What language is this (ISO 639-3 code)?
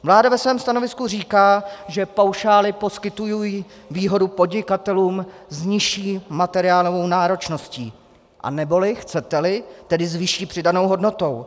ces